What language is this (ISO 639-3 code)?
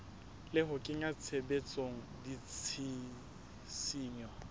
sot